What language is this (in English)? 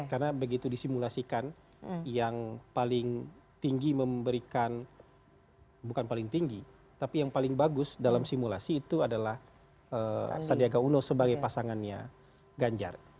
Indonesian